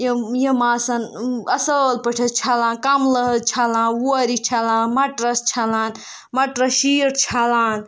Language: Kashmiri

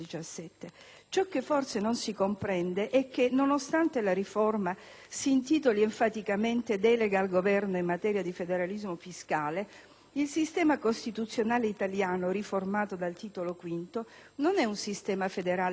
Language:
Italian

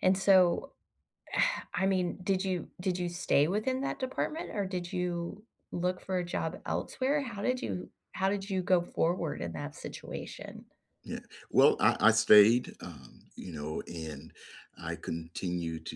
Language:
English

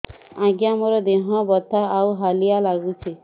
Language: Odia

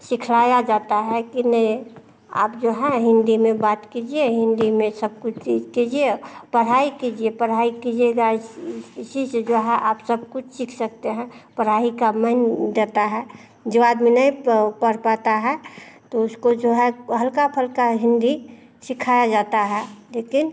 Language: Hindi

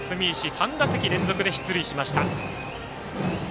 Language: Japanese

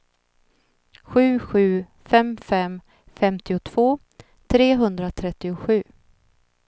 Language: Swedish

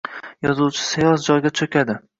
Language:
Uzbek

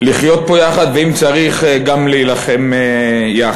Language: Hebrew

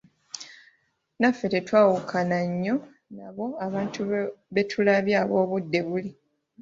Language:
Ganda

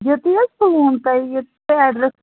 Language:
Kashmiri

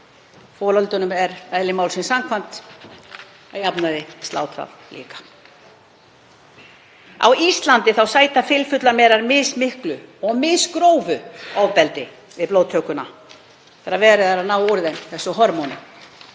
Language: Icelandic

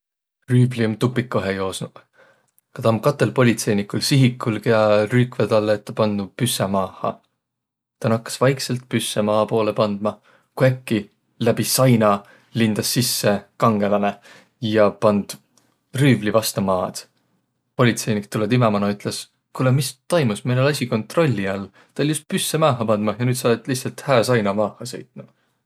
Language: Võro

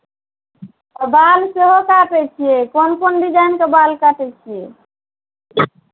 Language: Maithili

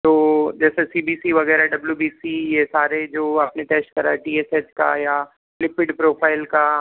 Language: Hindi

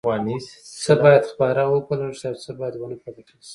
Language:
Pashto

